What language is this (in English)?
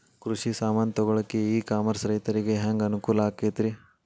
Kannada